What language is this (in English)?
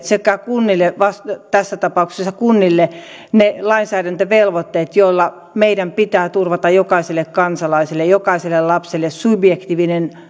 Finnish